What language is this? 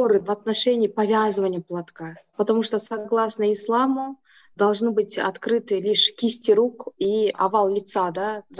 Russian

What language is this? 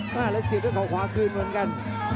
Thai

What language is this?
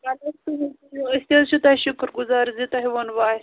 Kashmiri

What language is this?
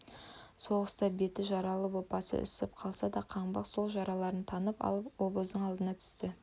Kazakh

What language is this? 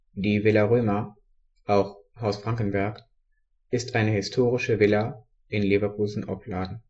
German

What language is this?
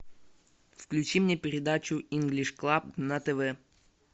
Russian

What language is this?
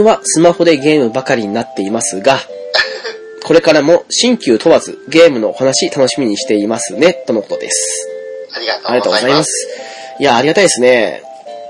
Japanese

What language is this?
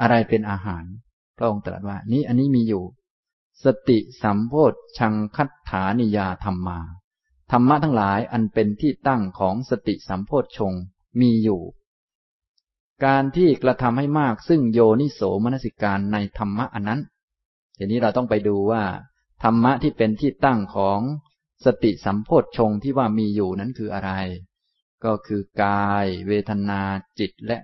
Thai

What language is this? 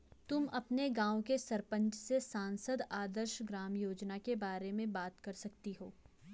Hindi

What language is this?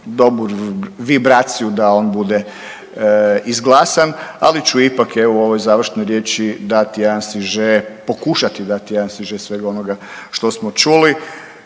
Croatian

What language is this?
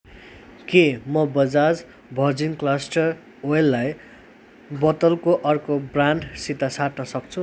Nepali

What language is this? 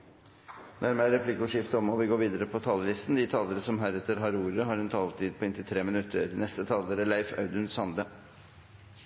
Norwegian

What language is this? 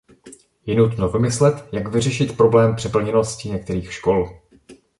Czech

